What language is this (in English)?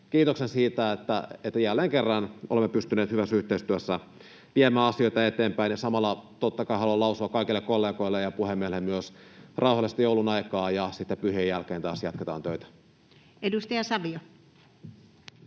Finnish